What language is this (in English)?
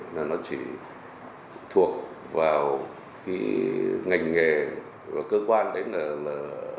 Vietnamese